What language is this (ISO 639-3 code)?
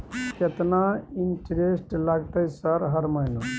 mai